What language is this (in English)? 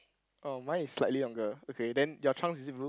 English